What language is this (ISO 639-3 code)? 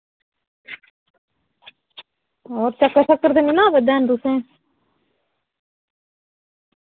doi